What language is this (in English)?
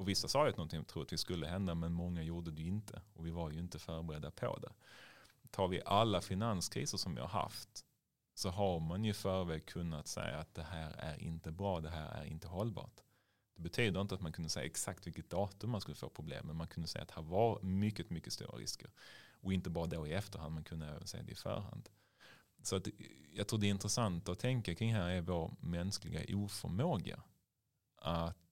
Swedish